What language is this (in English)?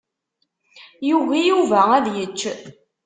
Kabyle